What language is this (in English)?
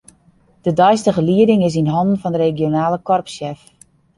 Western Frisian